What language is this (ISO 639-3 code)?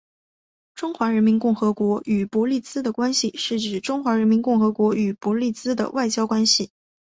zho